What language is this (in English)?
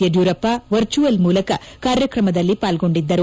Kannada